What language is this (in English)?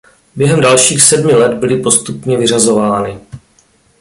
Czech